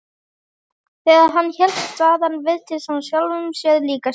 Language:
Icelandic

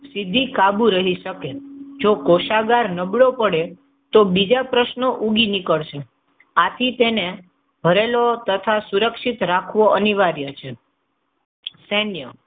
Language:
Gujarati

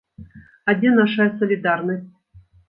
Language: Belarusian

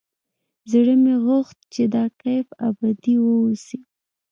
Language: Pashto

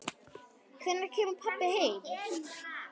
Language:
Icelandic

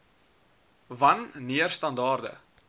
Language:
Afrikaans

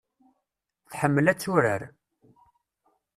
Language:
Kabyle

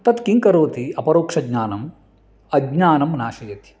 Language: Sanskrit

